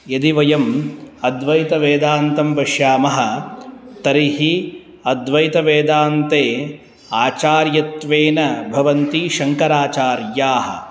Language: Sanskrit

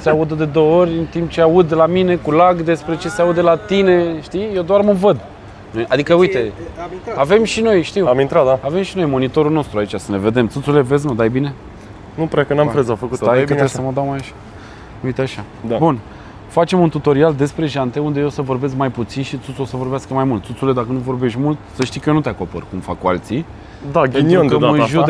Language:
Romanian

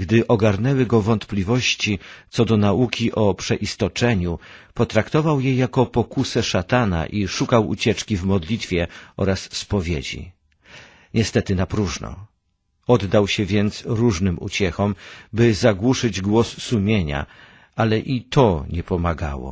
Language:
Polish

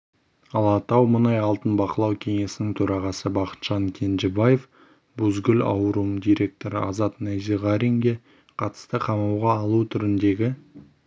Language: Kazakh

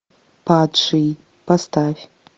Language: Russian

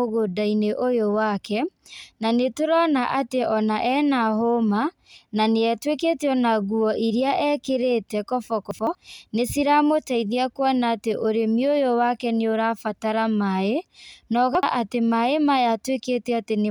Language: Kikuyu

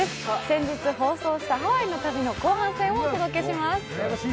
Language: Japanese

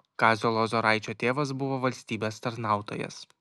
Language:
Lithuanian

